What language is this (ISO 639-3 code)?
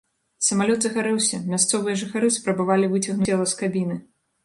bel